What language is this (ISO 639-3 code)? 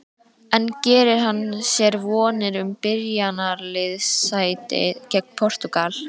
isl